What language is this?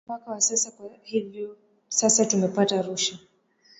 Swahili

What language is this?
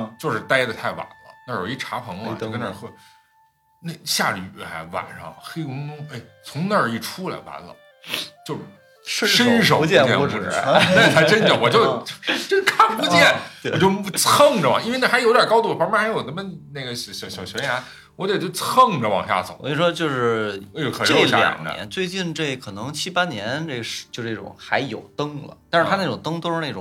Chinese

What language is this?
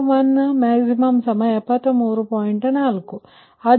Kannada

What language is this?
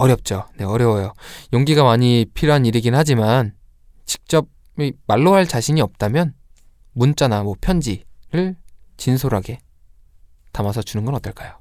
Korean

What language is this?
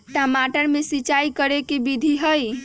Magahi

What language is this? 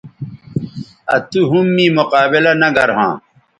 Bateri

